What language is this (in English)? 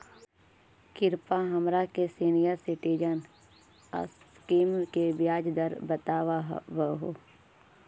Magahi